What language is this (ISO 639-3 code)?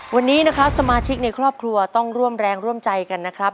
tha